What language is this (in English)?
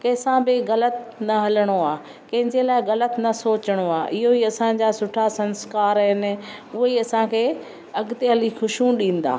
Sindhi